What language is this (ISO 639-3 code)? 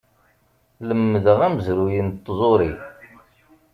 kab